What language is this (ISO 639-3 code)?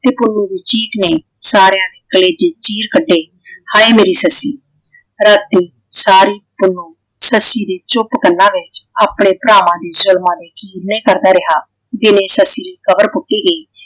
pan